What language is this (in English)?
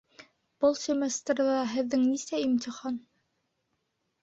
Bashkir